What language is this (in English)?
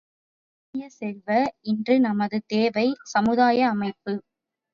Tamil